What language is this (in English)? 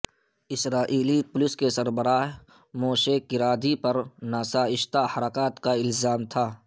Urdu